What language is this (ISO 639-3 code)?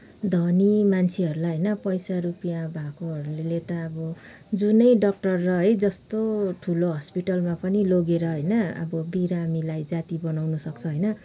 nep